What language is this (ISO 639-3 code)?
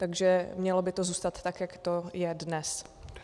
ces